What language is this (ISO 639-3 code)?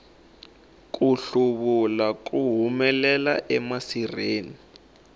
tso